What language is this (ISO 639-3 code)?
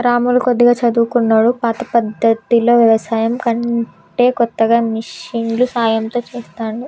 tel